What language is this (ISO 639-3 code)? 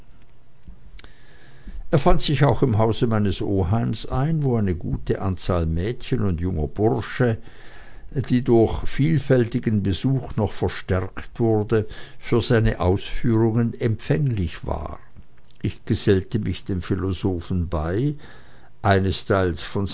deu